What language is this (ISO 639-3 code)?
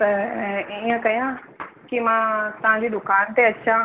snd